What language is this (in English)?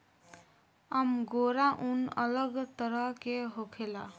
Bhojpuri